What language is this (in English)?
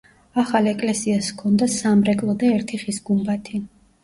Georgian